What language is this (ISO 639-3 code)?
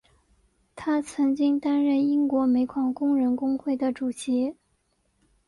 zho